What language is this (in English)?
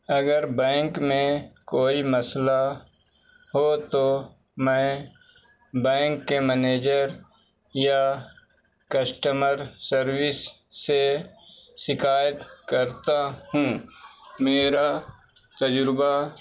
Urdu